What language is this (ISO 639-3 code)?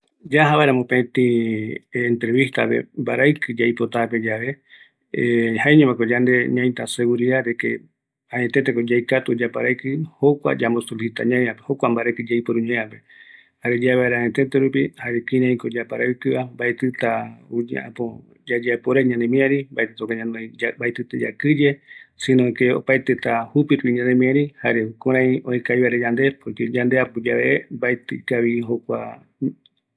gui